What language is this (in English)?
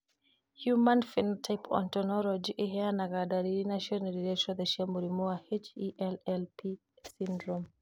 Kikuyu